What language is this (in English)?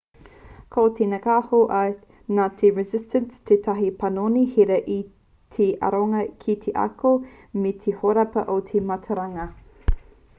Māori